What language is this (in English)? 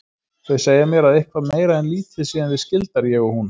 Icelandic